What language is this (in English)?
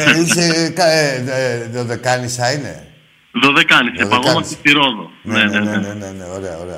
Greek